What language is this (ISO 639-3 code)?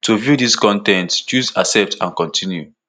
pcm